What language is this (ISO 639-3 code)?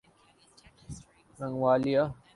urd